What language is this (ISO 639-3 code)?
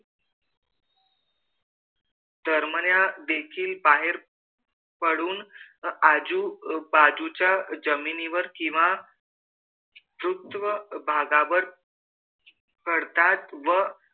mar